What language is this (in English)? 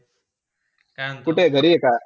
Marathi